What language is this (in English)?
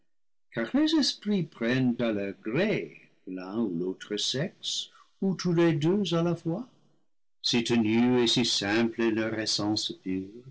French